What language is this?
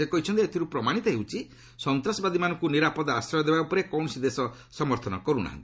Odia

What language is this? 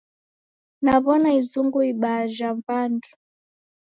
Taita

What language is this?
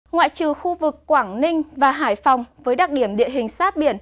Vietnamese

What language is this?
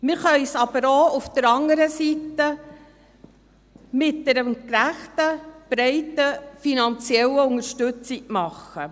Swiss German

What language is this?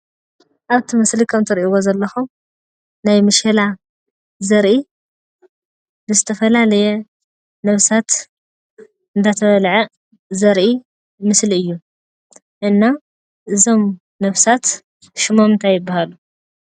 Tigrinya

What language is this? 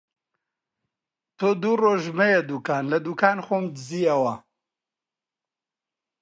Central Kurdish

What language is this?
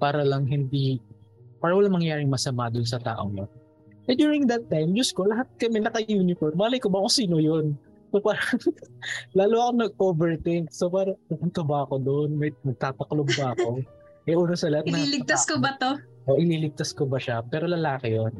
Filipino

